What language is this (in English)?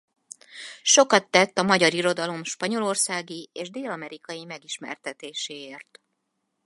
Hungarian